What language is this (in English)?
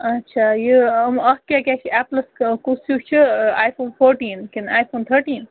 Kashmiri